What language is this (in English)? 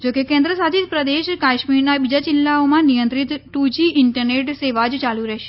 Gujarati